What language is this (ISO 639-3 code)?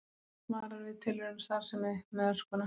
isl